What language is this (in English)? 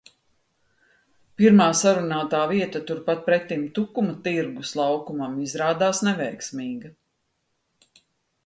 Latvian